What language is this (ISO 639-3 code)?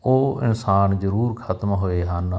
pan